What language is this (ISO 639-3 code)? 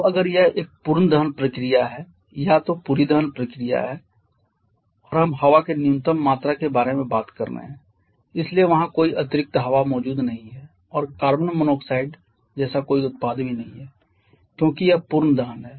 hin